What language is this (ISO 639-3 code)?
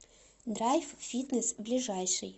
rus